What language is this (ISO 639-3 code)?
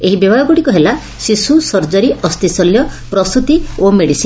ori